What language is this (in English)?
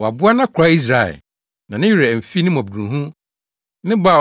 Akan